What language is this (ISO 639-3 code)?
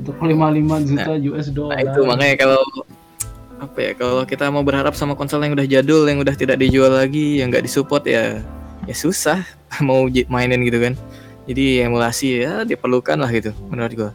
ind